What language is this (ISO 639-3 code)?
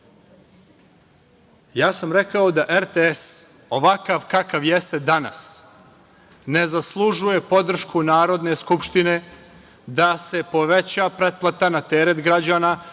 srp